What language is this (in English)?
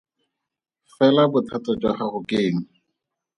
Tswana